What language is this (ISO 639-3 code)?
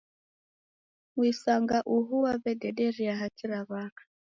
dav